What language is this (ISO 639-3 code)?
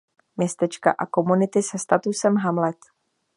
ces